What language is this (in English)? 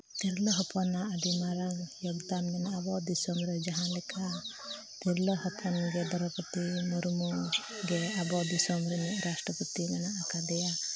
Santali